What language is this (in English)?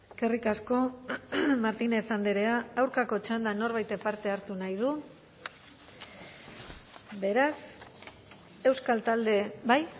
Basque